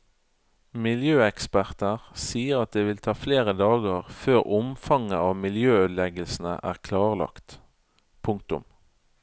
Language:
Norwegian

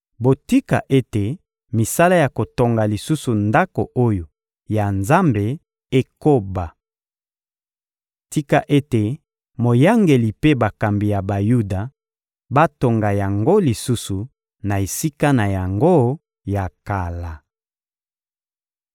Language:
Lingala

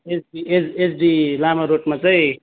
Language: Nepali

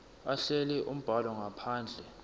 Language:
Swati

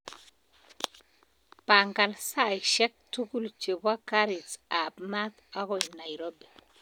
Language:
Kalenjin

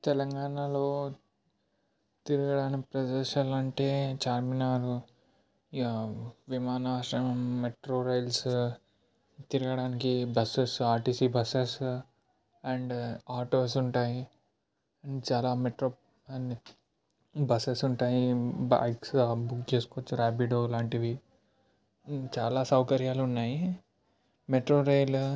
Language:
Telugu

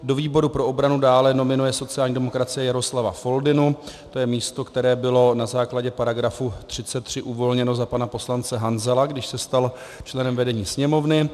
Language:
Czech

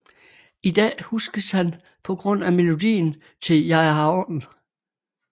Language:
Danish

